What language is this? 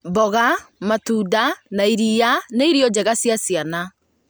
Kikuyu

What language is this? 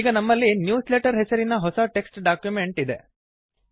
Kannada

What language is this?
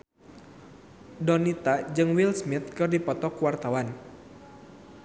Sundanese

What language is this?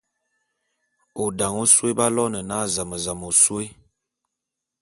Bulu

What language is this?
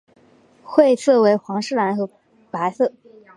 Chinese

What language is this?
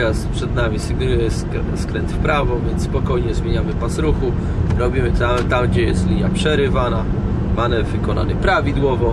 Polish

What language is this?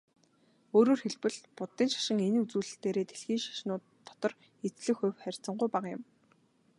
Mongolian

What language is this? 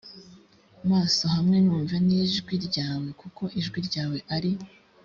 Kinyarwanda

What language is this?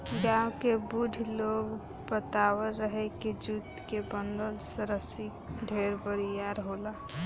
Bhojpuri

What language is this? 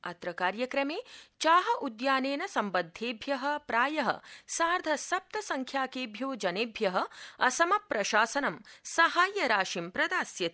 Sanskrit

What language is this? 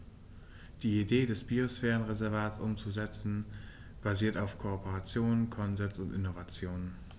German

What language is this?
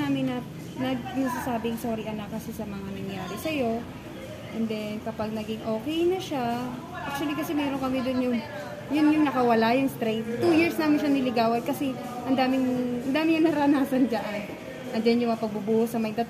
Filipino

